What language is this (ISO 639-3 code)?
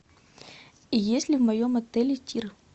rus